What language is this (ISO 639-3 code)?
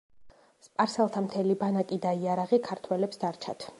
kat